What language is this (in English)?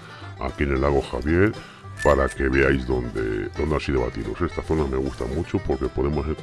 Spanish